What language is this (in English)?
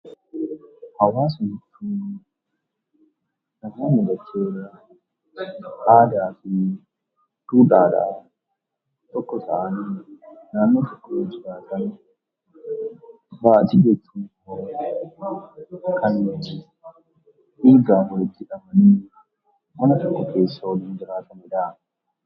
Oromo